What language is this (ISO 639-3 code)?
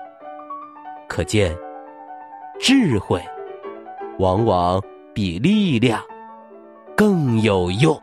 zho